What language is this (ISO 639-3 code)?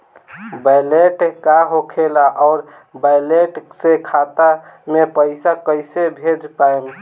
bho